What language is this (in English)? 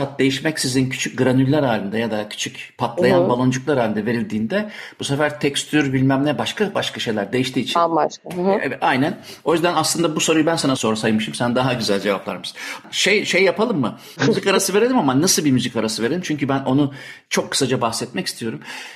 Turkish